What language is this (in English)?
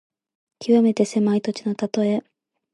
Japanese